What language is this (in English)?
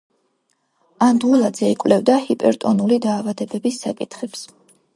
Georgian